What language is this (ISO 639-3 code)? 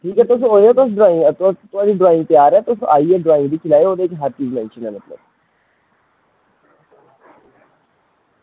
doi